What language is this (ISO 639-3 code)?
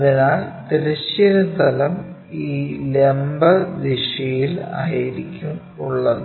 mal